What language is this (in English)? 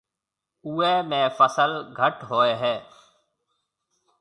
Marwari (Pakistan)